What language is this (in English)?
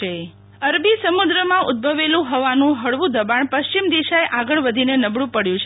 Gujarati